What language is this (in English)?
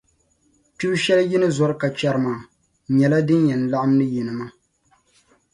Dagbani